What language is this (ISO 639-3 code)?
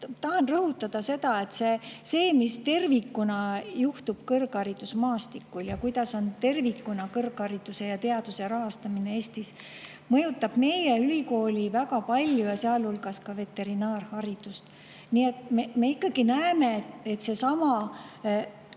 est